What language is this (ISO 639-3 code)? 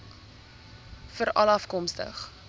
afr